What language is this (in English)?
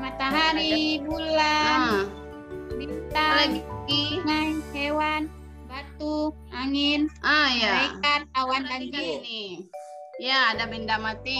Indonesian